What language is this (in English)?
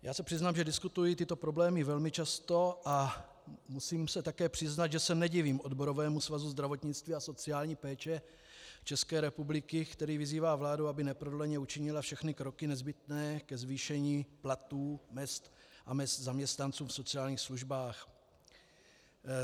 Czech